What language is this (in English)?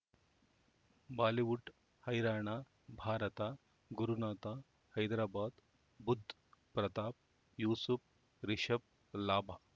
Kannada